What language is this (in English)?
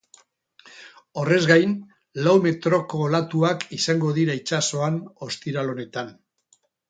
Basque